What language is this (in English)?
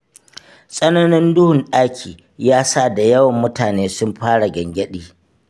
Hausa